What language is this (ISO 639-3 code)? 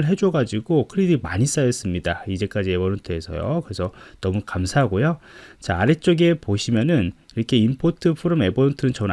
kor